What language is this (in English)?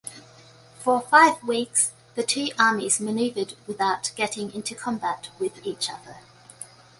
English